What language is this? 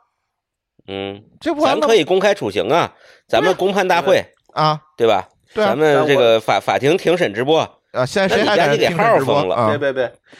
Chinese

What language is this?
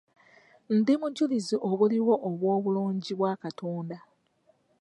Ganda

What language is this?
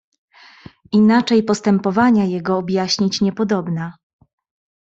Polish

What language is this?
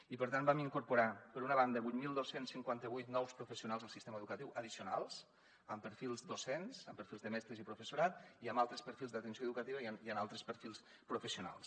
Catalan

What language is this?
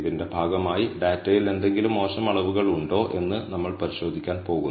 Malayalam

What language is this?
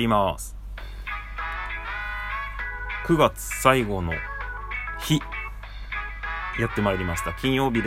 Japanese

